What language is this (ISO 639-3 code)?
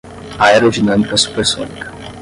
por